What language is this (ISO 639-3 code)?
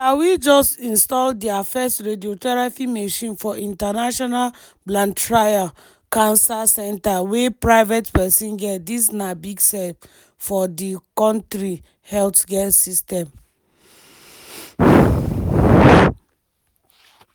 pcm